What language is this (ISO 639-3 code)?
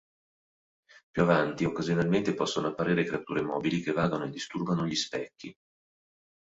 ita